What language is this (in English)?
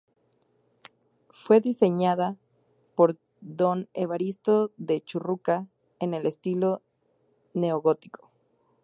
Spanish